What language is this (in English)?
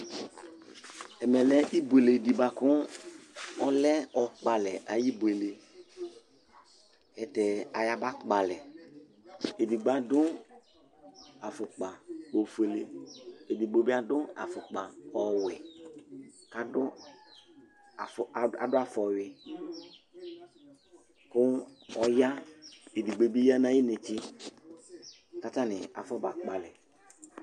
Ikposo